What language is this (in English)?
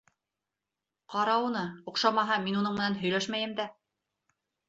Bashkir